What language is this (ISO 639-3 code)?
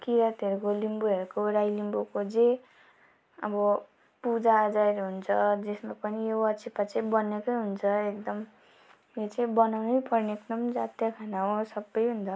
nep